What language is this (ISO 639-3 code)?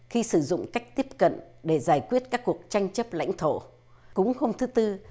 vie